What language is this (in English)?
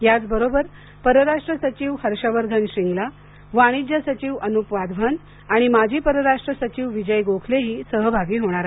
Marathi